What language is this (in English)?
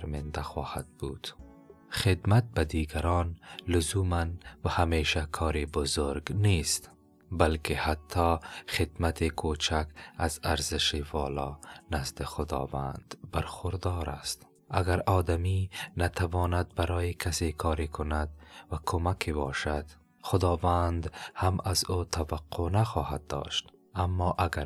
Persian